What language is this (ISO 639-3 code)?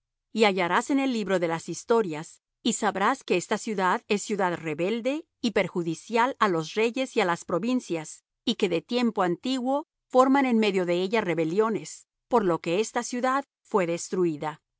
spa